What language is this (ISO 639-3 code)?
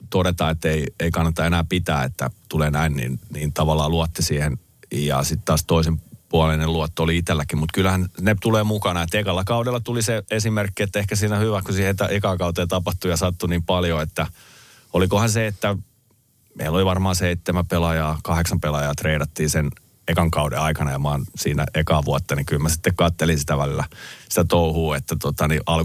fin